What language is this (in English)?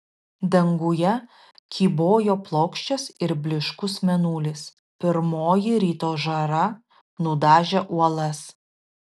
Lithuanian